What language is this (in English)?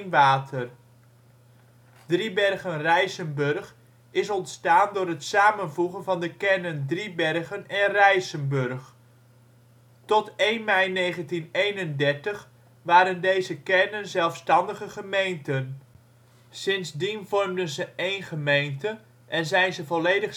Dutch